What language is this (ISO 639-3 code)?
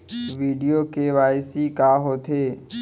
hne